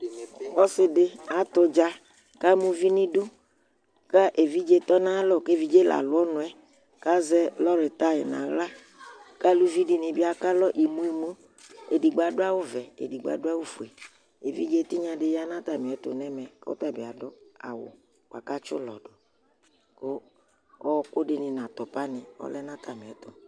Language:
Ikposo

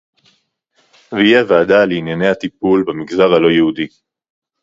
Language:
Hebrew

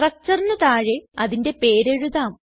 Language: Malayalam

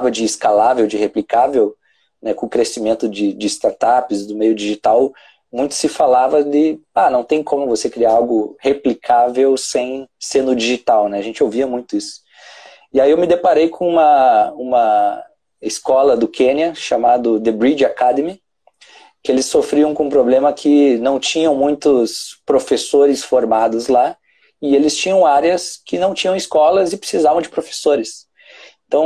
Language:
Portuguese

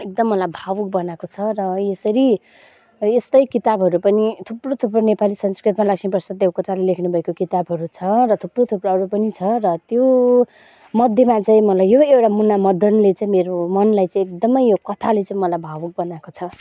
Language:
Nepali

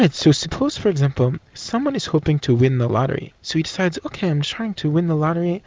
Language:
English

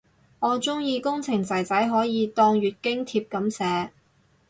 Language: Cantonese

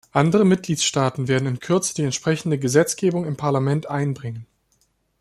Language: German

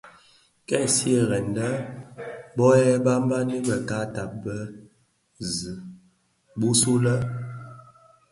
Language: Bafia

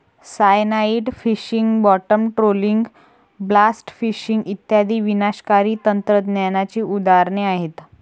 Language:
Marathi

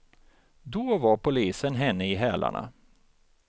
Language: Swedish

